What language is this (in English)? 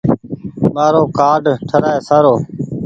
Goaria